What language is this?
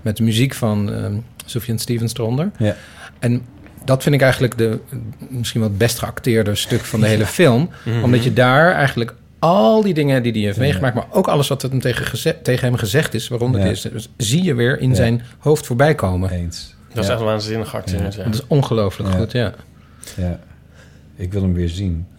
Dutch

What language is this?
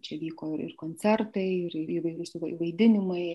Lithuanian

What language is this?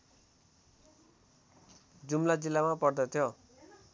Nepali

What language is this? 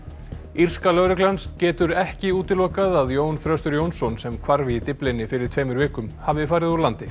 Icelandic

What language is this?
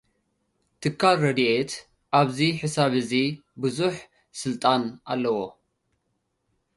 Tigrinya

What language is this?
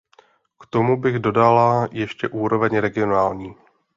Czech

